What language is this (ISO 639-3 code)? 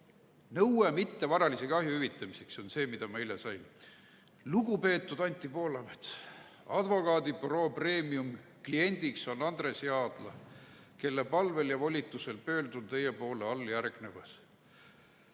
est